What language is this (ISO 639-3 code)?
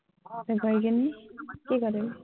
asm